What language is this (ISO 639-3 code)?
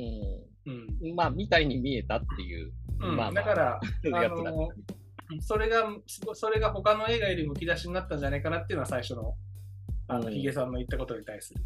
jpn